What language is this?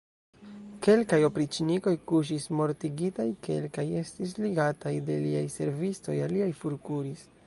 Esperanto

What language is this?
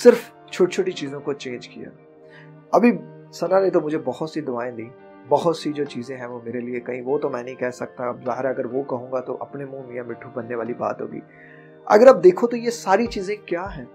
Hindi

